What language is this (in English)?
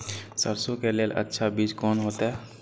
Maithili